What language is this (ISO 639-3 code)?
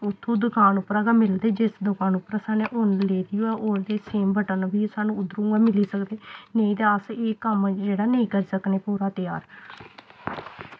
doi